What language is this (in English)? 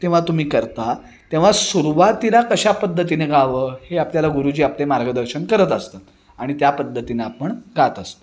Marathi